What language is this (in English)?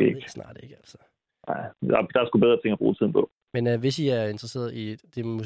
Danish